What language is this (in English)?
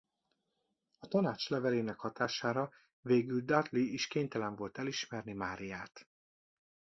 Hungarian